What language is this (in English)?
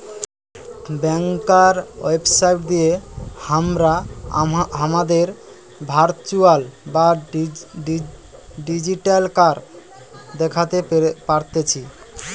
Bangla